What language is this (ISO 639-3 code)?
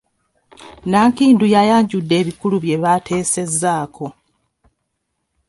lug